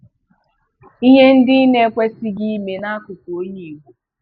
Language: Igbo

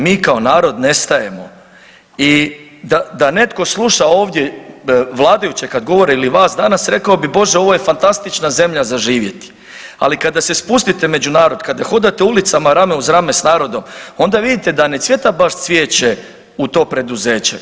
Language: Croatian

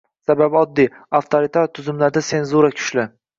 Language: Uzbek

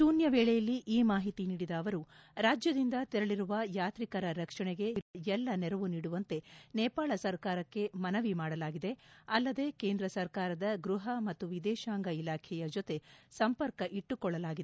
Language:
Kannada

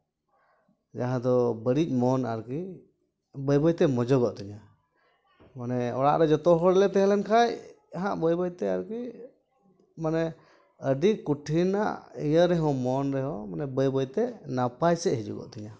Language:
Santali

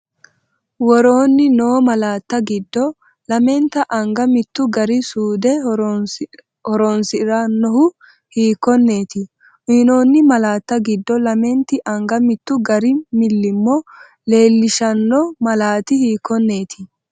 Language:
Sidamo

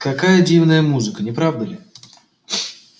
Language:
Russian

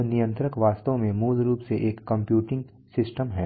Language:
Hindi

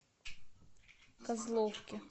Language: Russian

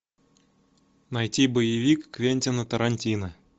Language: Russian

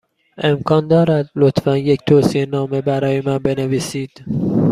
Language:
Persian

